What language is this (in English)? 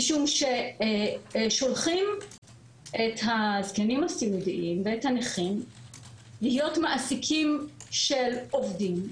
Hebrew